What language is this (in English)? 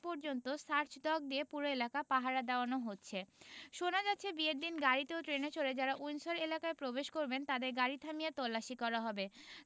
Bangla